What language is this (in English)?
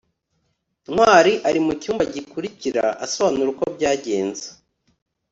Kinyarwanda